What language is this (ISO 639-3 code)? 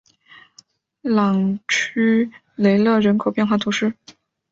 zho